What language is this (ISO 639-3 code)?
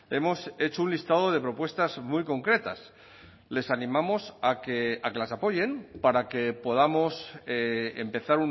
spa